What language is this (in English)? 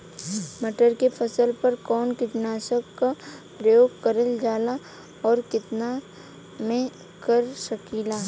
Bhojpuri